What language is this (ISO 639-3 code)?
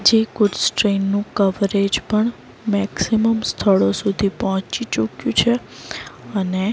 guj